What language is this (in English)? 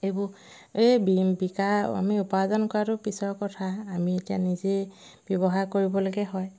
Assamese